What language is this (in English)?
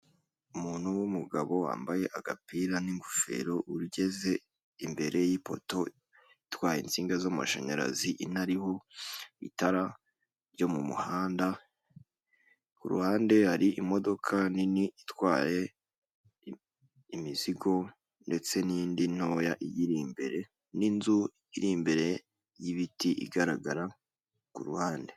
Kinyarwanda